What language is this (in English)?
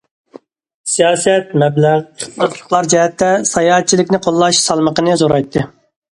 Uyghur